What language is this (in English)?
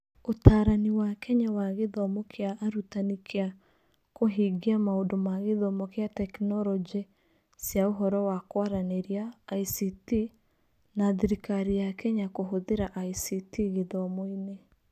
Kikuyu